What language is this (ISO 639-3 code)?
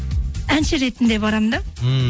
kaz